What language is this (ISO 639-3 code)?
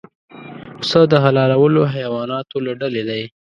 pus